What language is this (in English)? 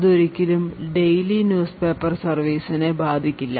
Malayalam